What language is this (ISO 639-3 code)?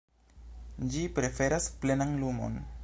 epo